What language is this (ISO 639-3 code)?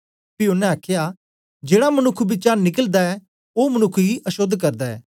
doi